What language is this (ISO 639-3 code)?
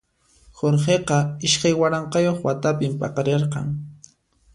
qxp